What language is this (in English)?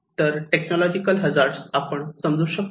Marathi